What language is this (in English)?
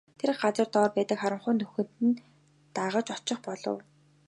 Mongolian